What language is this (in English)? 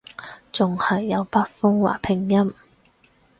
Cantonese